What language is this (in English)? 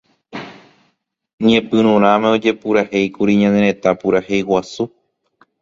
Guarani